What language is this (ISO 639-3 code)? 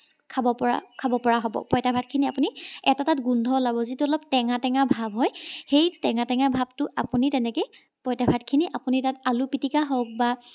asm